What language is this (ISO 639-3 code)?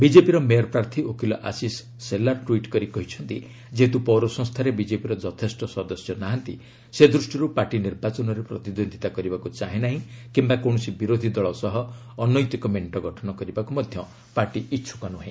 ori